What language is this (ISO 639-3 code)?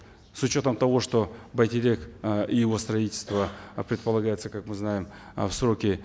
kaz